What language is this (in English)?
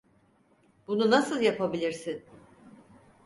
Turkish